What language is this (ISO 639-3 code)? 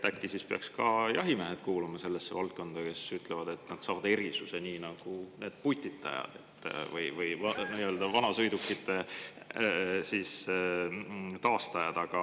est